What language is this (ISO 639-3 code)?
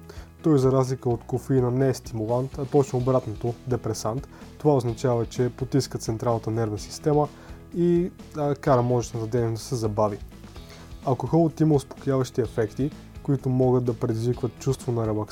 bul